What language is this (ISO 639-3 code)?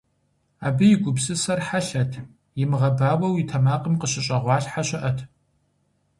kbd